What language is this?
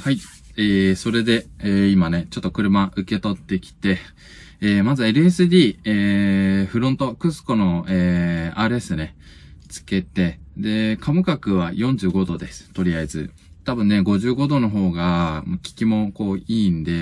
Japanese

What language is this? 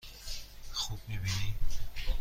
Persian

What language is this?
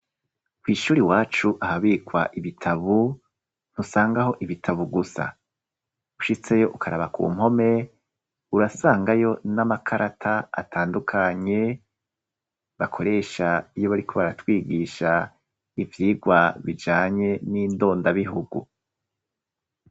Rundi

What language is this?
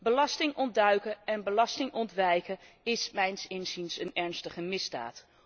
Dutch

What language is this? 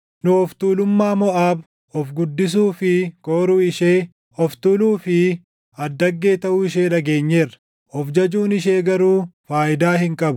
Oromo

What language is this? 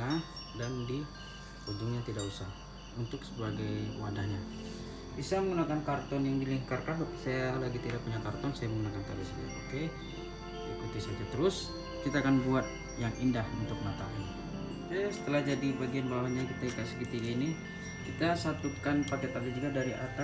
Indonesian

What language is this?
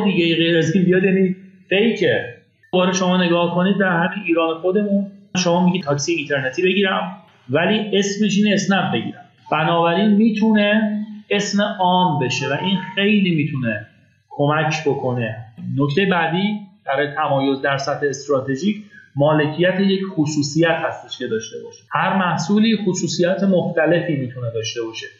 Persian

